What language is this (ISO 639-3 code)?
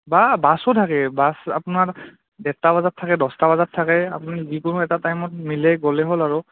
asm